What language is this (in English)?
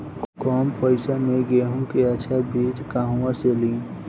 Bhojpuri